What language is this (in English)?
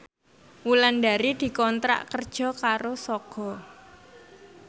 Javanese